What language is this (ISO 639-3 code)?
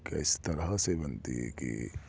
urd